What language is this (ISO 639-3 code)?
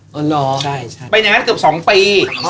tha